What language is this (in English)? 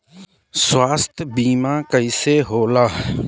Bhojpuri